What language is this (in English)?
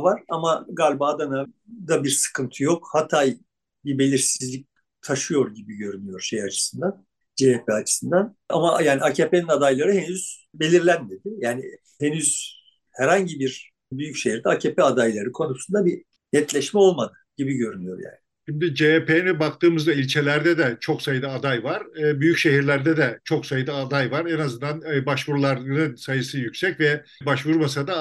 Turkish